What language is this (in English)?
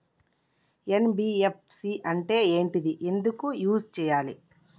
Telugu